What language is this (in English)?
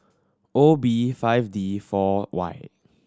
English